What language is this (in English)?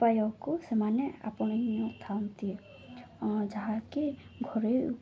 Odia